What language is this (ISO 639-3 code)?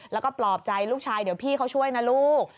tha